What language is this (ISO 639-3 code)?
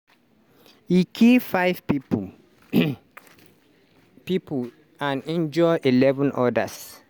pcm